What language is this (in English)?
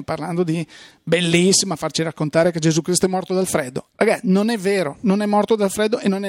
Italian